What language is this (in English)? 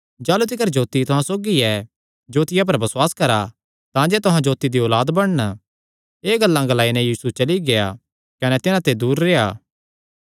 Kangri